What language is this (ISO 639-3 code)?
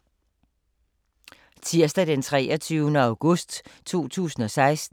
dan